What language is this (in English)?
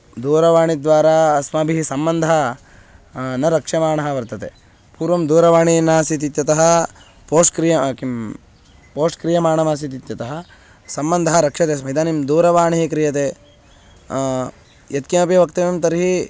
Sanskrit